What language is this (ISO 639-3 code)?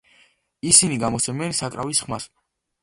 kat